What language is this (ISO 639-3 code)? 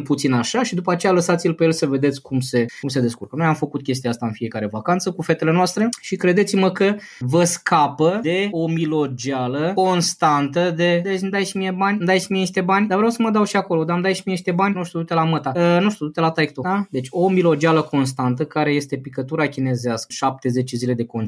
ron